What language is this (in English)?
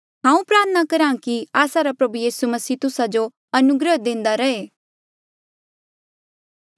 Mandeali